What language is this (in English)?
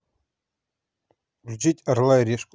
Russian